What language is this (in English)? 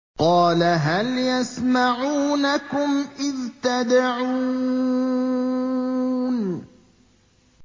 Arabic